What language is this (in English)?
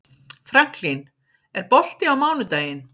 Icelandic